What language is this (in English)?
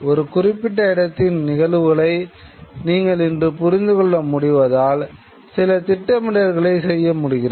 Tamil